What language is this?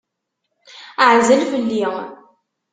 Kabyle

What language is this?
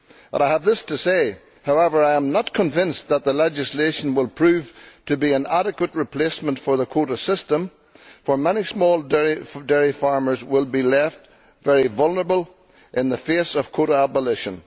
English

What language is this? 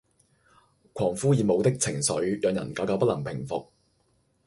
Cantonese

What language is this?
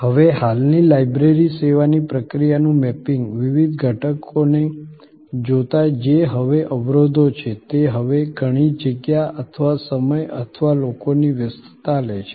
Gujarati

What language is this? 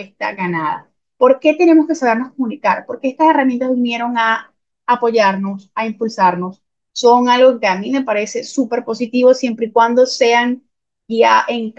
Spanish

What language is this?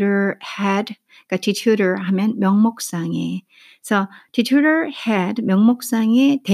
Korean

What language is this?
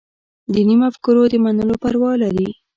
Pashto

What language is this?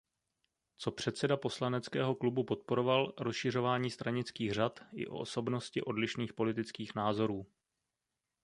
Czech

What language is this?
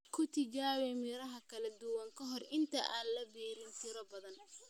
Somali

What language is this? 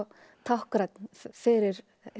Icelandic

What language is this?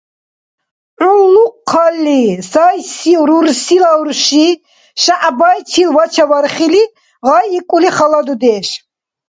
Dargwa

